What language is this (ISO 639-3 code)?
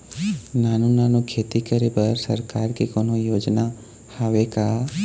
hne